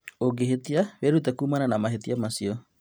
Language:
Kikuyu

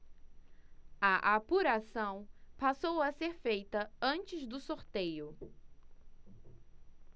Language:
Portuguese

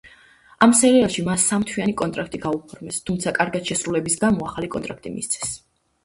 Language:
Georgian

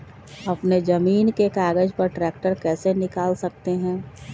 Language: Magahi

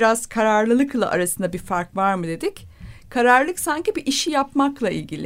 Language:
Turkish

